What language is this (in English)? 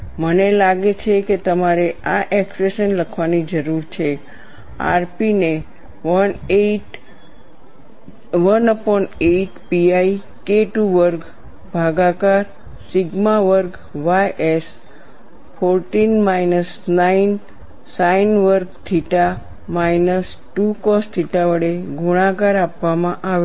Gujarati